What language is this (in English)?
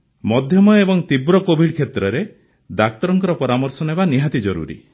Odia